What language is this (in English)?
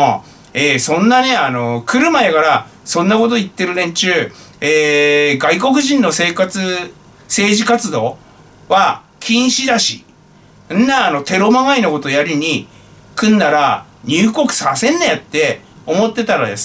Japanese